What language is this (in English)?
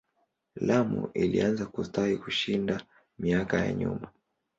Swahili